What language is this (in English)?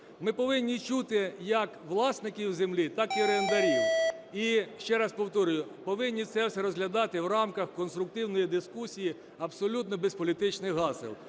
Ukrainian